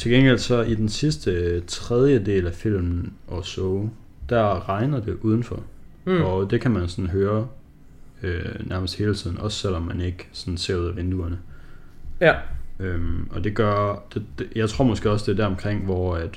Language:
Danish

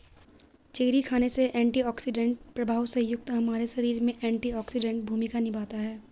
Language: Hindi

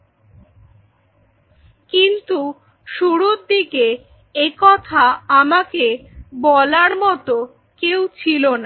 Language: Bangla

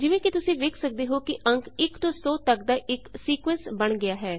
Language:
Punjabi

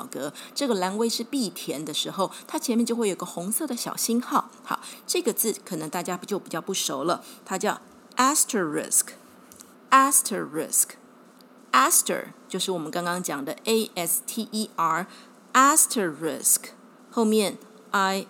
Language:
Chinese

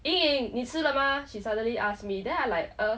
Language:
English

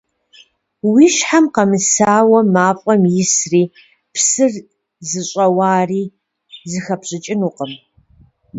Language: Kabardian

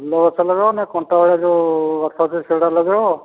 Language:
Odia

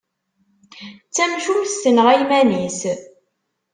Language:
Kabyle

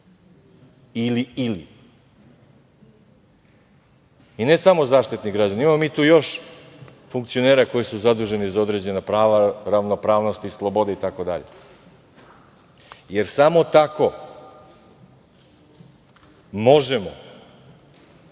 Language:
Serbian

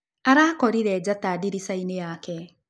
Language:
Kikuyu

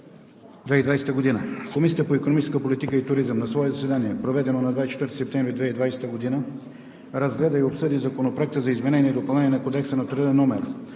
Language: Bulgarian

